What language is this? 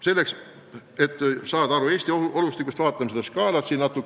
Estonian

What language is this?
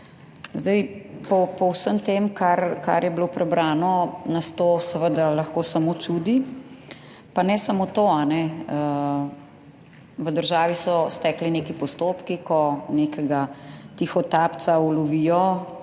Slovenian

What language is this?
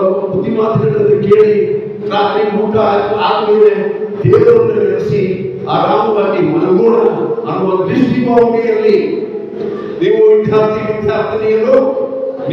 Indonesian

